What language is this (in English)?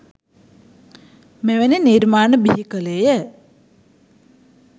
Sinhala